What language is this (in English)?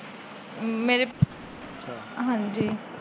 Punjabi